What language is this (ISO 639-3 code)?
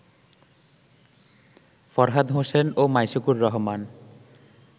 ben